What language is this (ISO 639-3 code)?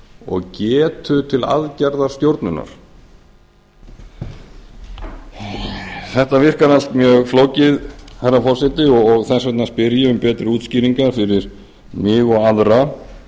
isl